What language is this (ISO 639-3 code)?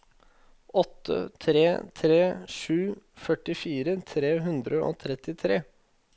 nor